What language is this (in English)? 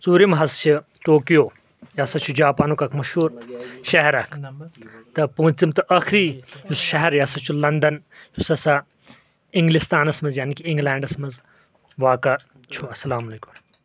Kashmiri